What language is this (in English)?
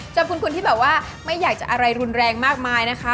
Thai